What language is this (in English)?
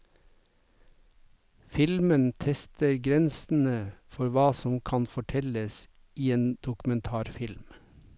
Norwegian